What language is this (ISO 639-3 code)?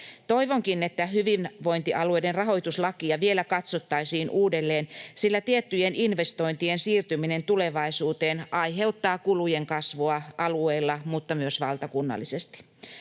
fin